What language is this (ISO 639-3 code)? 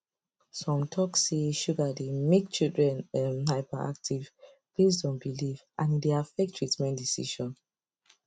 pcm